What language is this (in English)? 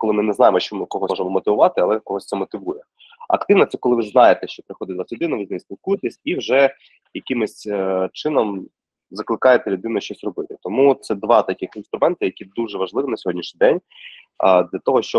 Ukrainian